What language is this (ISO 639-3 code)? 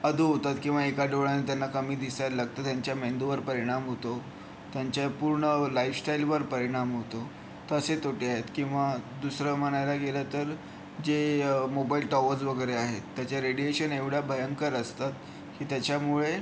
mar